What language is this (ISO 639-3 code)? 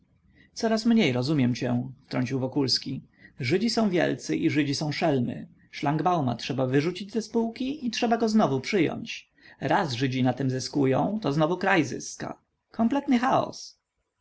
pol